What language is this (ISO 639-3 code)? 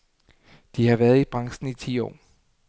dan